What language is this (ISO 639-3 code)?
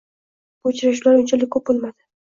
uzb